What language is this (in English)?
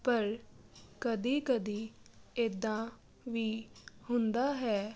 Punjabi